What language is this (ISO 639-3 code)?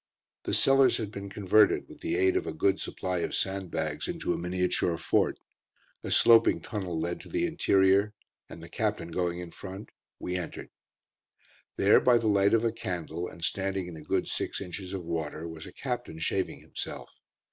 eng